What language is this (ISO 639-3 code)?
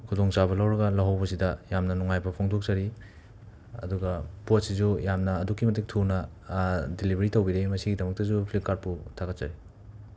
mni